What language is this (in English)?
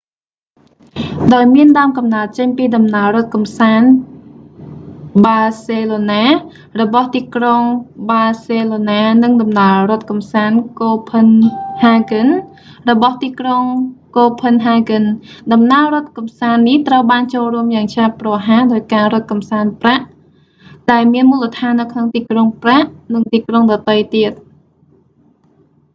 Khmer